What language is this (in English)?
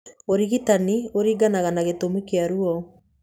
Kikuyu